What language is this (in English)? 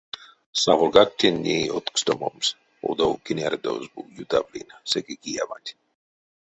Erzya